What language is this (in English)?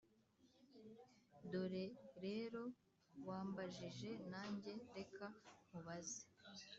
Kinyarwanda